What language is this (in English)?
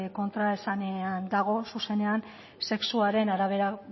Basque